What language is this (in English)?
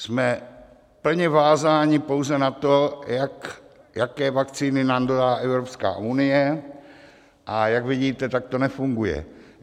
Czech